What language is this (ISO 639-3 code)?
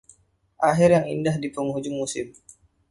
ind